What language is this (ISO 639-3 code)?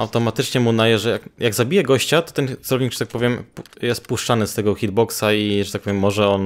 pol